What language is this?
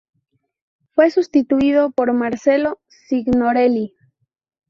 Spanish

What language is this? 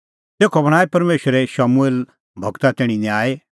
Kullu Pahari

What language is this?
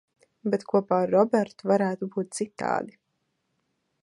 Latvian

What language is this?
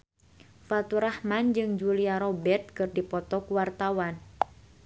Sundanese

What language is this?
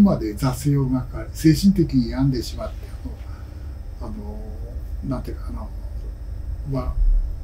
Japanese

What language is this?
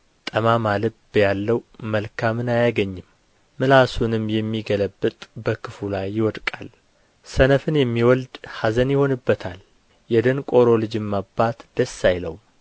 Amharic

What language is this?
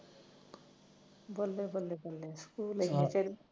Punjabi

